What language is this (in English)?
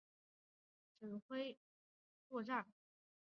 Chinese